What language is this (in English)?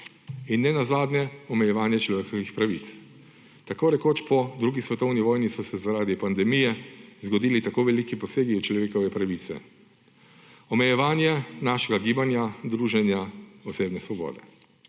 Slovenian